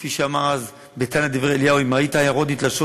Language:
Hebrew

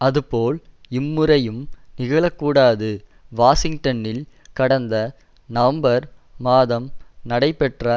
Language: Tamil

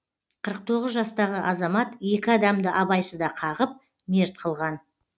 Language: Kazakh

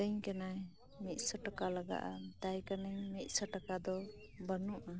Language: Santali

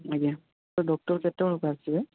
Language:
Odia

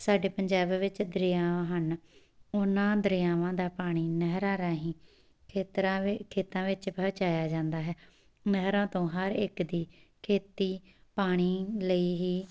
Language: Punjabi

